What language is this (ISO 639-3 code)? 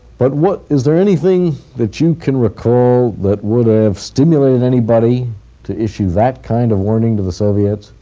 eng